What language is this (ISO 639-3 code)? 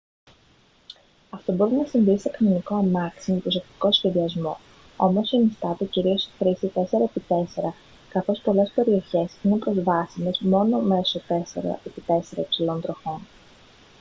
ell